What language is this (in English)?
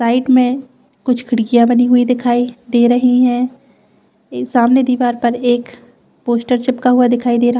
Hindi